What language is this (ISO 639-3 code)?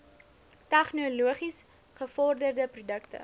afr